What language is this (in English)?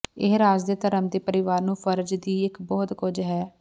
Punjabi